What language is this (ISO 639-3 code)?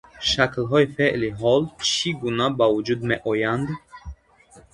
tgk